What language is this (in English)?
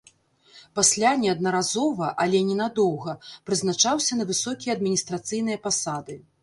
Belarusian